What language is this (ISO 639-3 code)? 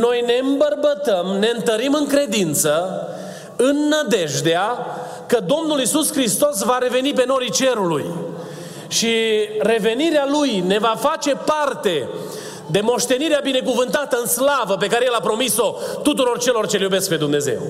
ron